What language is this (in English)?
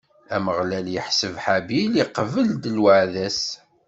Kabyle